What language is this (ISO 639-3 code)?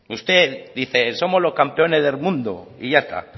spa